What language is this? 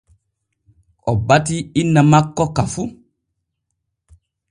Borgu Fulfulde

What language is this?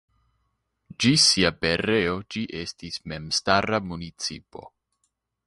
Esperanto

